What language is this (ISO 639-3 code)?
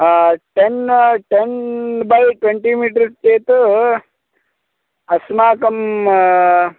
san